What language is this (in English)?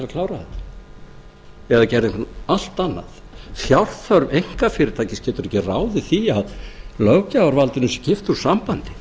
Icelandic